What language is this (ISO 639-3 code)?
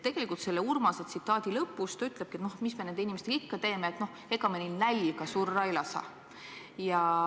est